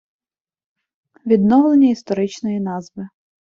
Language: Ukrainian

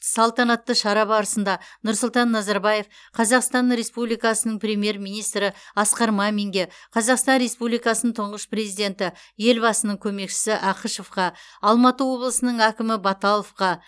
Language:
Kazakh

